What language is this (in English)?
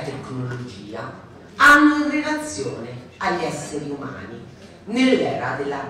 Italian